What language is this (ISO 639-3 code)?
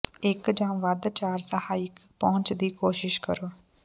pan